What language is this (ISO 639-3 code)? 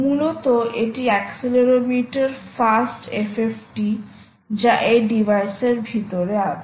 ben